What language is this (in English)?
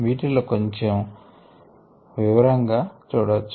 Telugu